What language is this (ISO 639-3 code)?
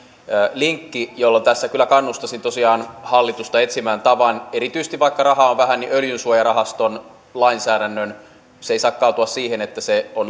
fin